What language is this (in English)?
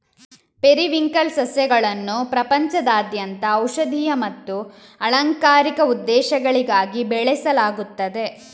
Kannada